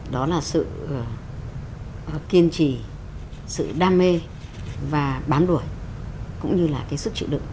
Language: Vietnamese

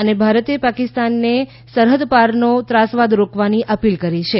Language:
Gujarati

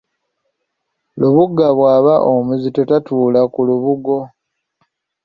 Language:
Ganda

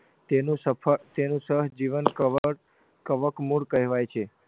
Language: Gujarati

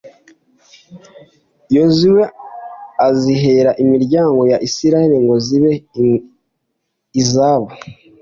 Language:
Kinyarwanda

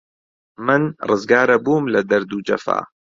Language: Central Kurdish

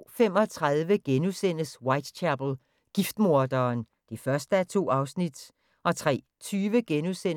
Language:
Danish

